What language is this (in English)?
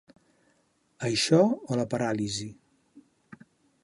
Catalan